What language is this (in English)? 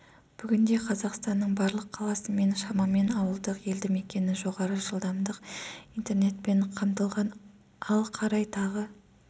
Kazakh